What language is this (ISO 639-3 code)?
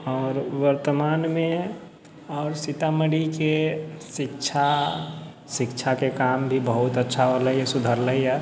mai